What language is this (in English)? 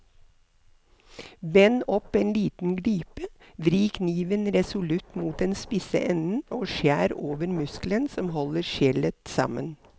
Norwegian